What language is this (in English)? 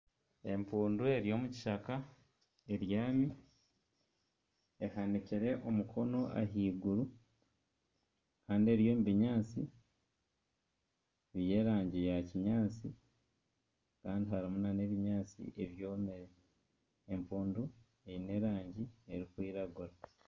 Nyankole